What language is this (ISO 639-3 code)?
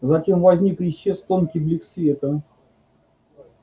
rus